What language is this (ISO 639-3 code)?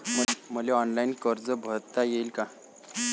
mar